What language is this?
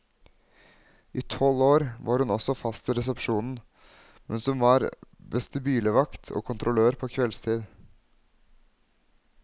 Norwegian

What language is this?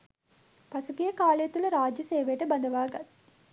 Sinhala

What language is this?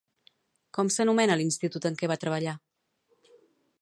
Catalan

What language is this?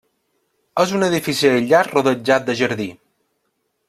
Catalan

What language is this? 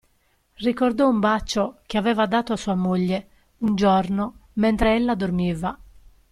Italian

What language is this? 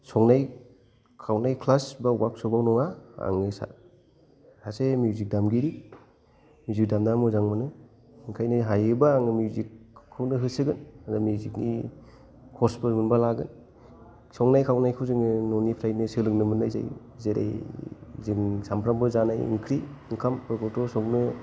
Bodo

